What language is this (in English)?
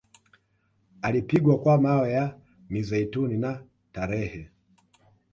Swahili